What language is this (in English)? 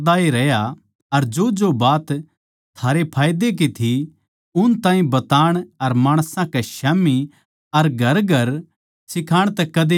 Haryanvi